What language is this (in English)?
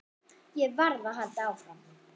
Icelandic